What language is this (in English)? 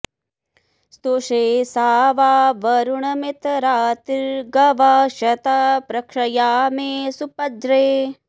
Sanskrit